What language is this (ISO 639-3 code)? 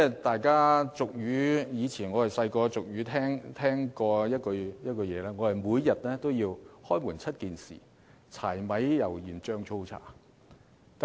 yue